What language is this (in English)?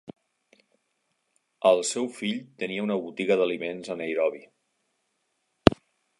Catalan